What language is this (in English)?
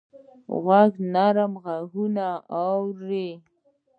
Pashto